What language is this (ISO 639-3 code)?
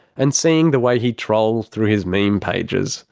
eng